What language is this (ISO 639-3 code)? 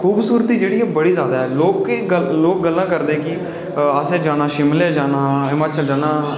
doi